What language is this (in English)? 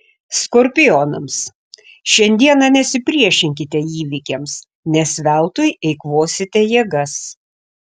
Lithuanian